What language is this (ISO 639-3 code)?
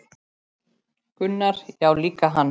isl